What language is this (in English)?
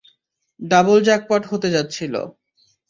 Bangla